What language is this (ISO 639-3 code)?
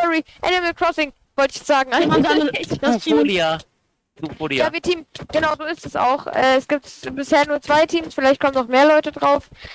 deu